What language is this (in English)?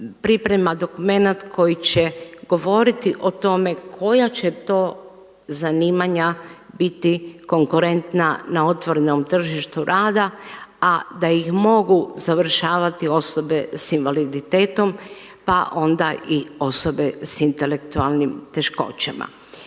Croatian